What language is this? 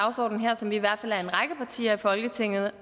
Danish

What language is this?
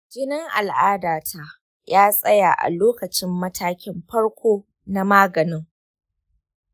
Hausa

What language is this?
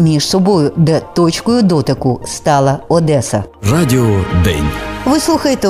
Ukrainian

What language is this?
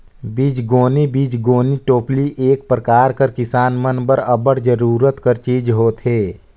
Chhattisgarhi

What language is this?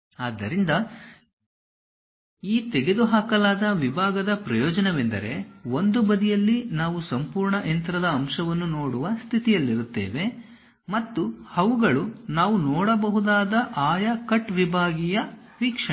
Kannada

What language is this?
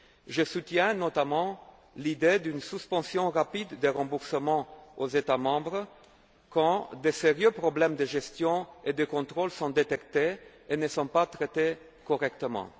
French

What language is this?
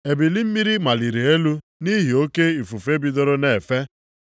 Igbo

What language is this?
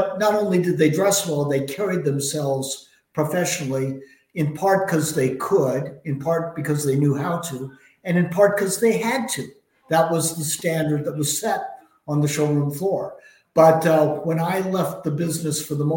English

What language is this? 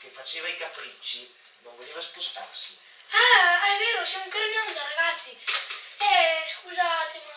Italian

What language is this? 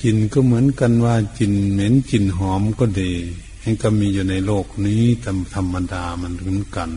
Thai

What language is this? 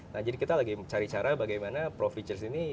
Indonesian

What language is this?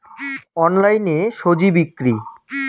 Bangla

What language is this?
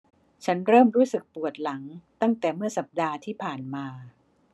Thai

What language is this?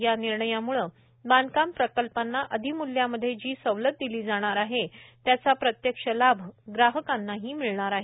Marathi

